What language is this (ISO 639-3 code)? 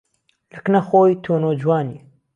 ckb